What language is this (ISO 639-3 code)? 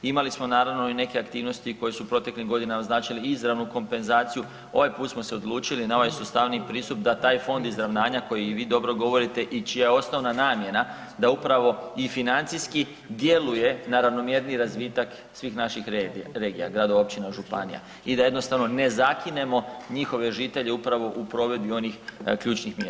hrv